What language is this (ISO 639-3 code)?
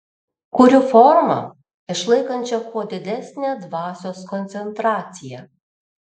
lit